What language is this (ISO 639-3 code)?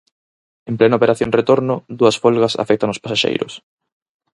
glg